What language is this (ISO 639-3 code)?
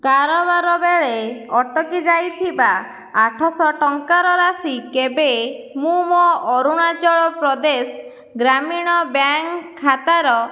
ori